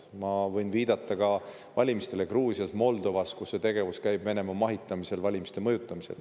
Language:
Estonian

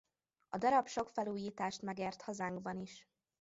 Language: Hungarian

